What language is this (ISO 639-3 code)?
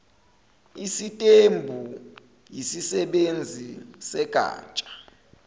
zul